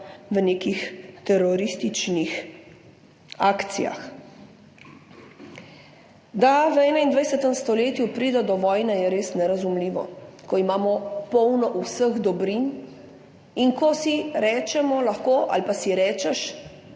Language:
Slovenian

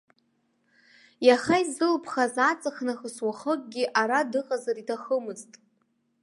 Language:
Abkhazian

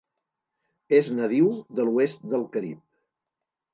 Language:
Catalan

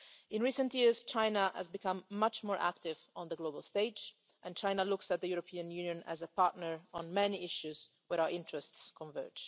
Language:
English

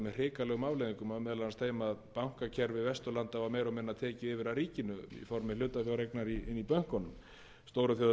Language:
Icelandic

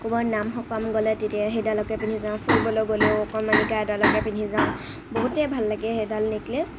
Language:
Assamese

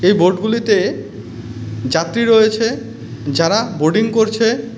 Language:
Bangla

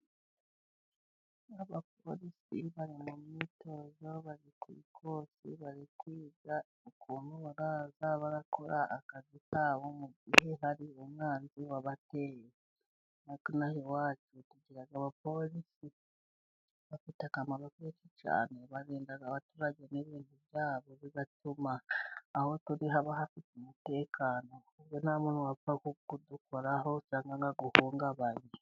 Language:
Kinyarwanda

